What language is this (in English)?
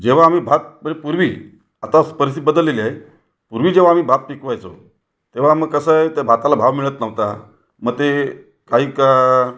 Marathi